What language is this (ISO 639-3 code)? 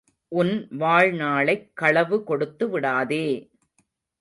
tam